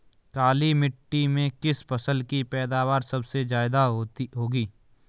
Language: Hindi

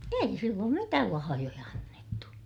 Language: Finnish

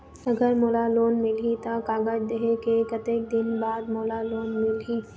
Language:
Chhattisgarhi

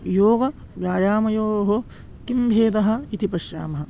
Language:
Sanskrit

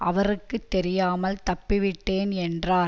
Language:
Tamil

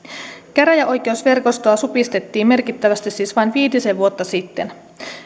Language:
Finnish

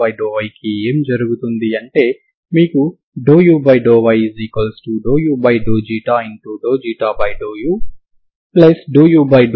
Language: Telugu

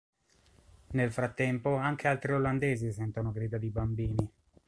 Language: Italian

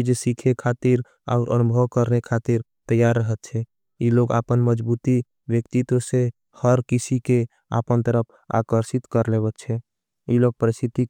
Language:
Angika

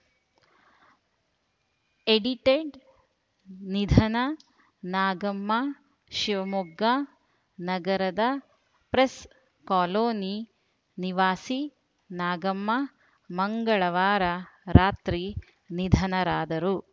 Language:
Kannada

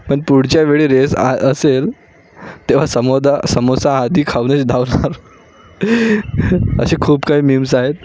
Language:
Marathi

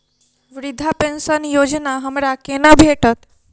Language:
Maithili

